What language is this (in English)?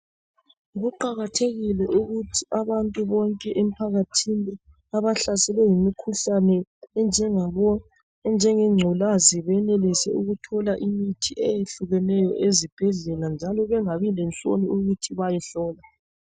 North Ndebele